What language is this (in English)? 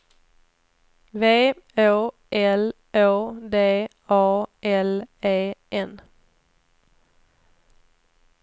Swedish